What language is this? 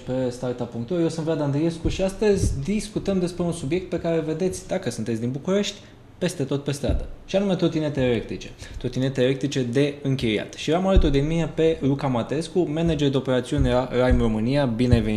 Romanian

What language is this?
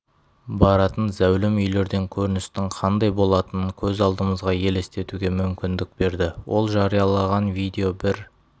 Kazakh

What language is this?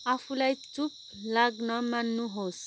Nepali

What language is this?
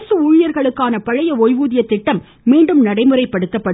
Tamil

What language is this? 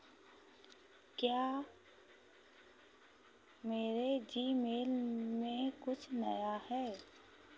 Hindi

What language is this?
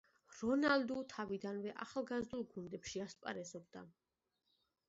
Georgian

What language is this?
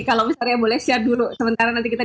Indonesian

